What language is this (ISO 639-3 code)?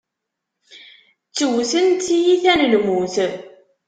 kab